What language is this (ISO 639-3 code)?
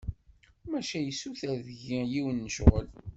kab